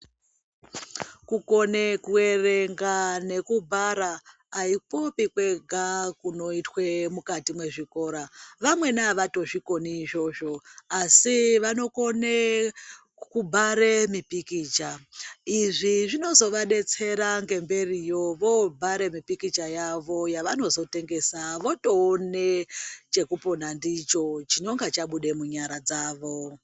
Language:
Ndau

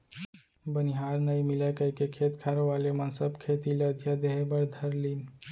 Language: Chhattisgarhi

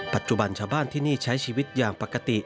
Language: Thai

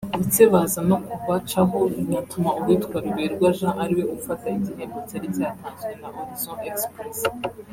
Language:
Kinyarwanda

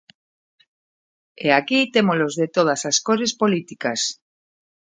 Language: Galician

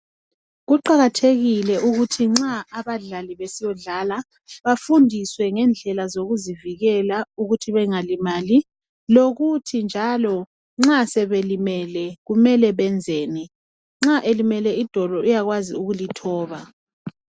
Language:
North Ndebele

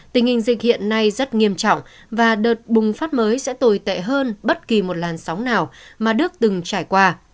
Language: Vietnamese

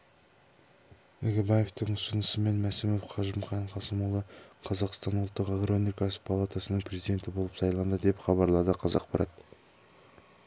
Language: Kazakh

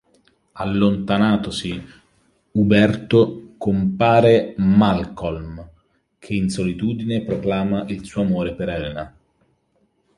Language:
Italian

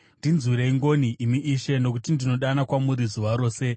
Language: Shona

